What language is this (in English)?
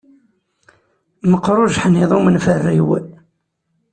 Kabyle